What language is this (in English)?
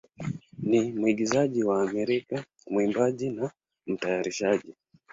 Swahili